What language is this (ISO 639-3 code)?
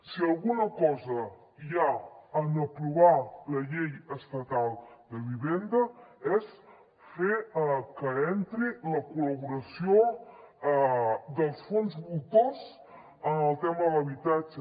cat